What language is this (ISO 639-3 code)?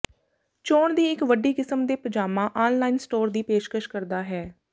pan